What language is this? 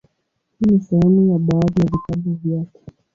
Swahili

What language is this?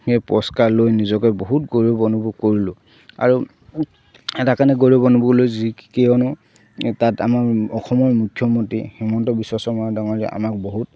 Assamese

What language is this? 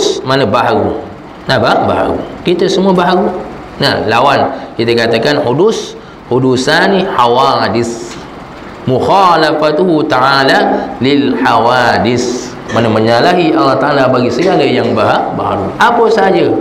Malay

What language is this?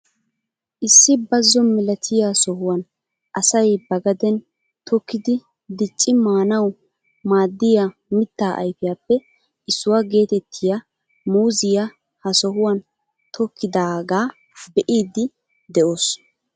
Wolaytta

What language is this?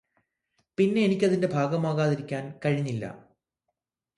Malayalam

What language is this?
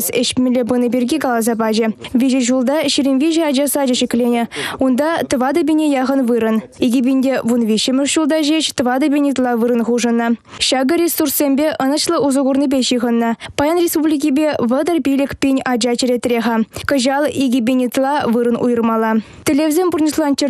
Russian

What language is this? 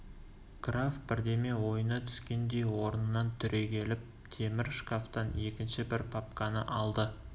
Kazakh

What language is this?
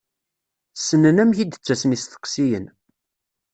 Kabyle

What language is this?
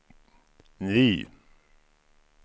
Swedish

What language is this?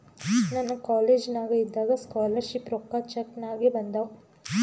Kannada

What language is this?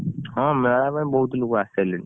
Odia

